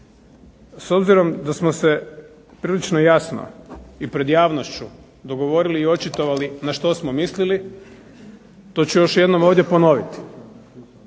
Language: Croatian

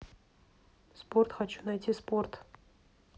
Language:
Russian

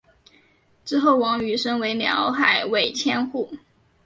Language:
Chinese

